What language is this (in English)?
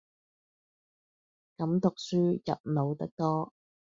Cantonese